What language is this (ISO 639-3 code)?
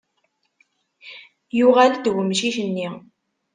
kab